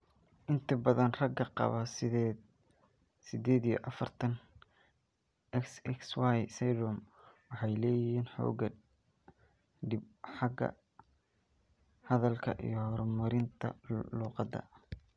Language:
Somali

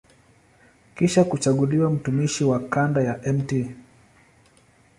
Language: Swahili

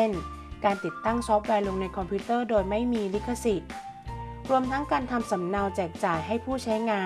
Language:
Thai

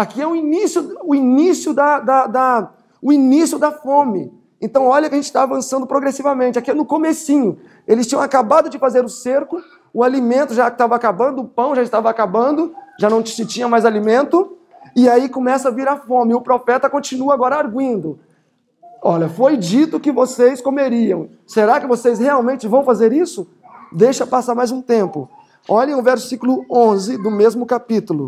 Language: Portuguese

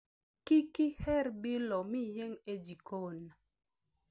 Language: Luo (Kenya and Tanzania)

